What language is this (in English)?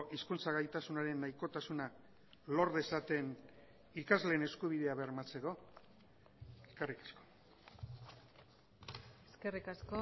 Basque